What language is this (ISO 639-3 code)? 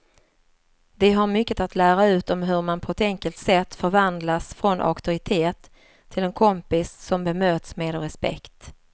swe